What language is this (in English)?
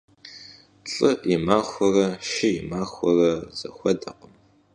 Kabardian